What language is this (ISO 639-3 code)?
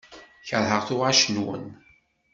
kab